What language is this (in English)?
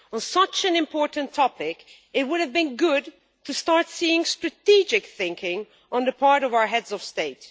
English